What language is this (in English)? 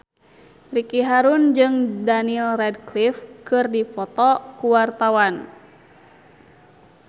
Sundanese